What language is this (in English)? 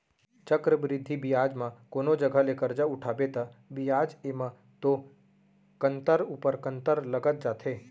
Chhattisgarhi